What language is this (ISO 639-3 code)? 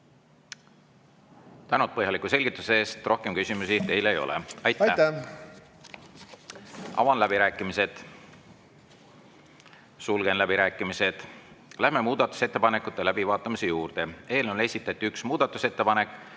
est